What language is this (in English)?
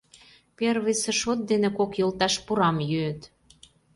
Mari